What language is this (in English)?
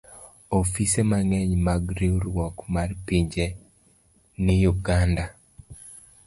Luo (Kenya and Tanzania)